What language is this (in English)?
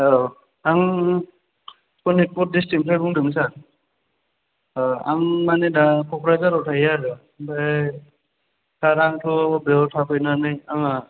Bodo